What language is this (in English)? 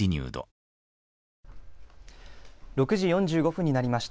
Japanese